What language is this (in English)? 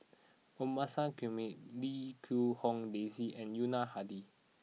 English